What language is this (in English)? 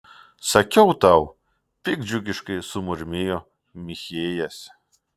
Lithuanian